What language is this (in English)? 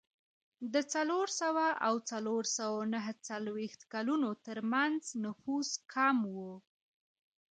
Pashto